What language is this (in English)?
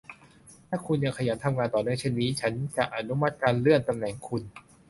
Thai